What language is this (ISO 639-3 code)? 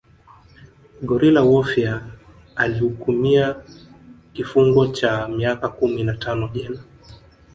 swa